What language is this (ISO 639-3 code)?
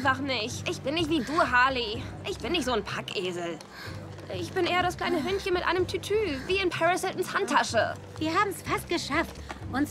deu